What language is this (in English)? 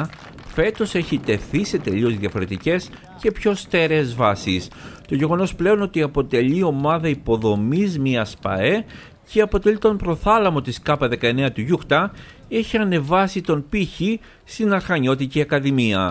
Greek